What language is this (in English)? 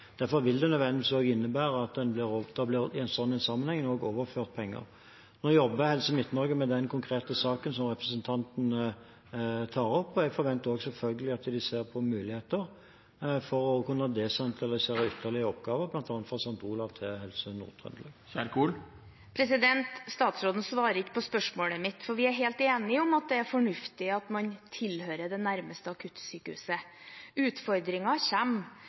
Norwegian Bokmål